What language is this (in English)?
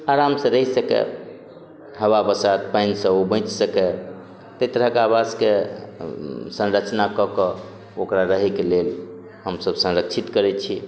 Maithili